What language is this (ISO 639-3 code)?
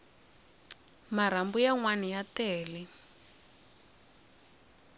tso